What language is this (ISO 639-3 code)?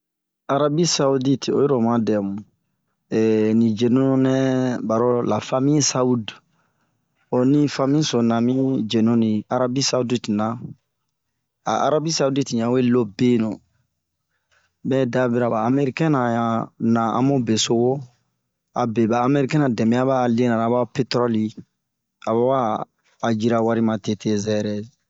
bmq